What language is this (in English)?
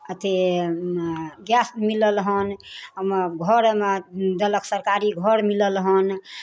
Maithili